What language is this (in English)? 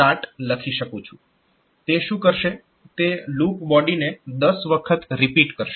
Gujarati